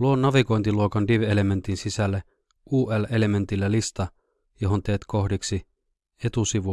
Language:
Finnish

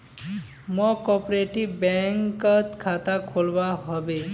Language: Magahi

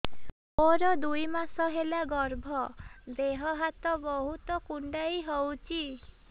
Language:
Odia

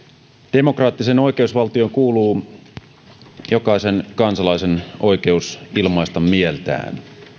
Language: Finnish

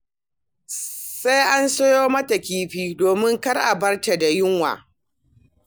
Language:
Hausa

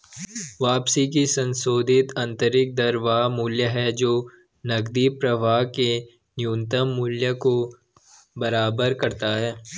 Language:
Hindi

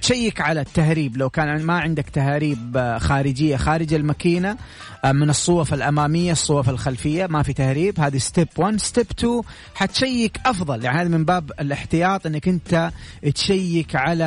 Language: Arabic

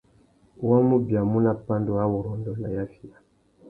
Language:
Tuki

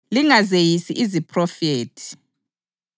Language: North Ndebele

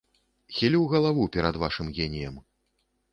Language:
Belarusian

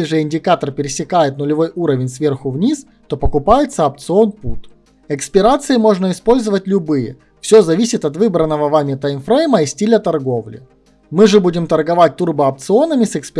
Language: Russian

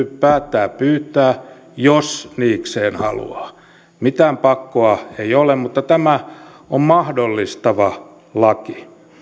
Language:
Finnish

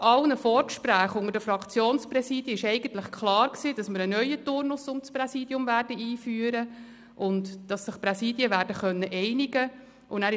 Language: Swiss German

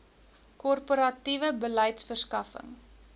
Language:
Afrikaans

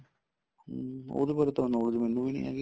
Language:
Punjabi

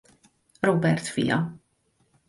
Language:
Hungarian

